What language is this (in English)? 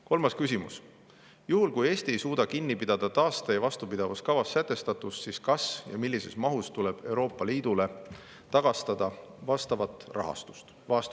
Estonian